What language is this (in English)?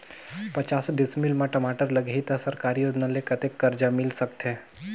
Chhattisgarhi